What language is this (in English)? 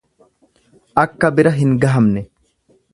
Oromo